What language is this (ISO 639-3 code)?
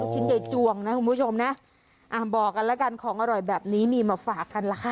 tha